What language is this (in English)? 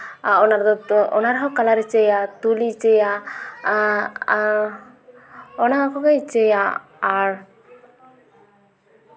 Santali